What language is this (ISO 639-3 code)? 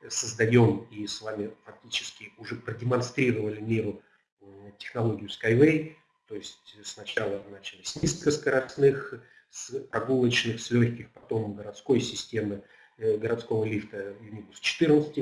rus